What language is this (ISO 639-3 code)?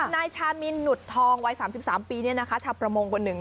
tha